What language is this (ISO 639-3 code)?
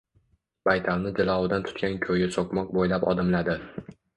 uzb